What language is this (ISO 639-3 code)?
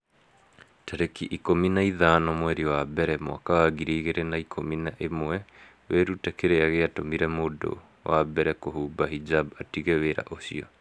kik